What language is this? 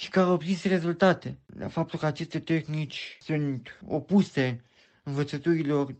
Romanian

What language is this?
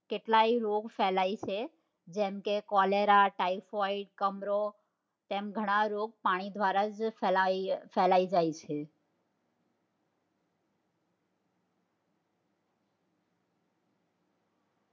Gujarati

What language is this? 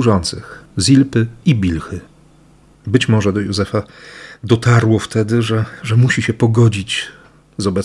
Polish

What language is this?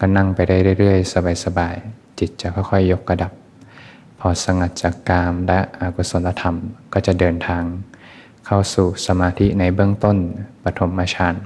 Thai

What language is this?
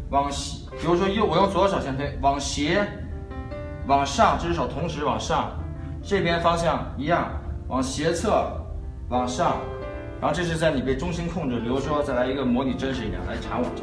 Chinese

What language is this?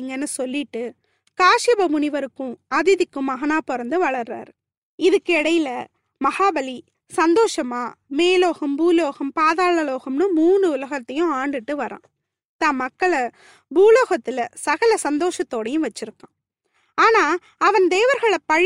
Tamil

